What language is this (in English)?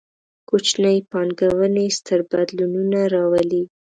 Pashto